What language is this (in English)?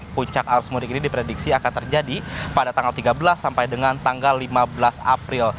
Indonesian